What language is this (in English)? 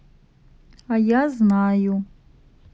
Russian